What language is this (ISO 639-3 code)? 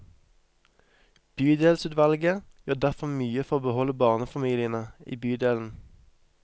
nor